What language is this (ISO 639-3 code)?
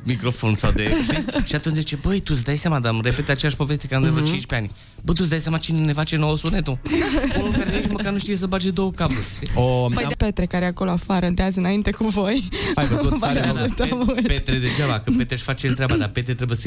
ron